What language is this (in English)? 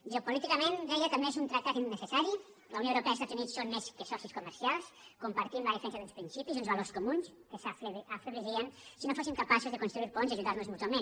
Catalan